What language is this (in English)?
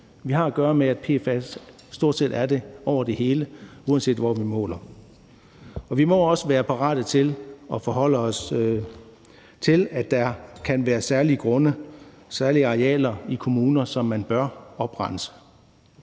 Danish